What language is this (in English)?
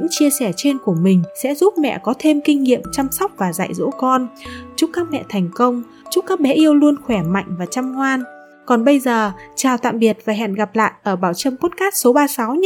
Vietnamese